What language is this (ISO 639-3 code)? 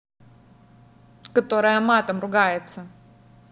rus